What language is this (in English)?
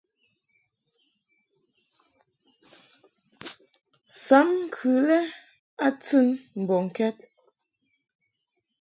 Mungaka